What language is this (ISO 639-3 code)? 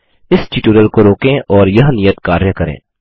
hin